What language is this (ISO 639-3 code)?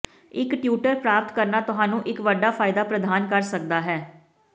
pan